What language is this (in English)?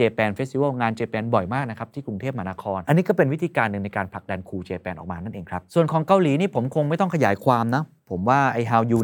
Thai